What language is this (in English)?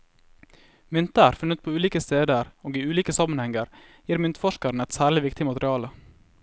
Norwegian